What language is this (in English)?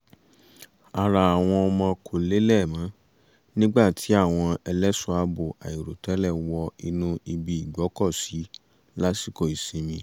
Yoruba